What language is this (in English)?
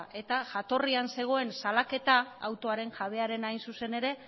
Basque